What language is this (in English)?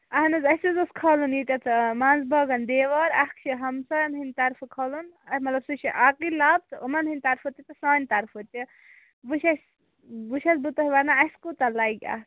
Kashmiri